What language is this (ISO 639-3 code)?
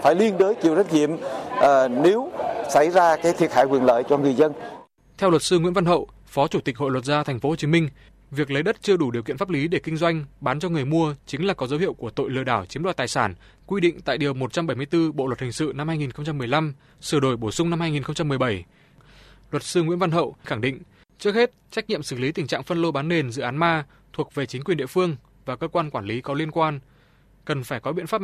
vie